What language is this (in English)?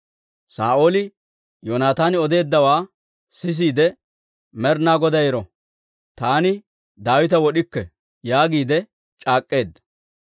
Dawro